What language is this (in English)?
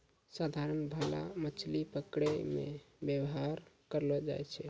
Maithili